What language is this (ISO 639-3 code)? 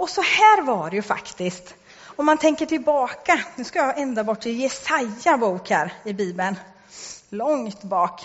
swe